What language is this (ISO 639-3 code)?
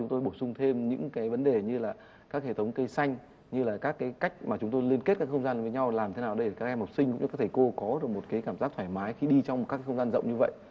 vie